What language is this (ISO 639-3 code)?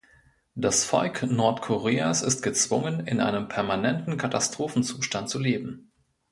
deu